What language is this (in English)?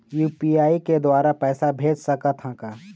Chhattisgarhi